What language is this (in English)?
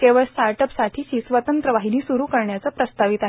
Marathi